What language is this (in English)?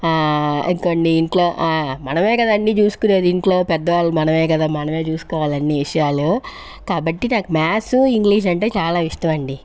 Telugu